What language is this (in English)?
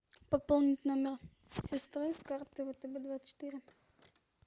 Russian